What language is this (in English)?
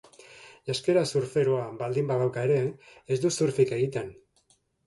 Basque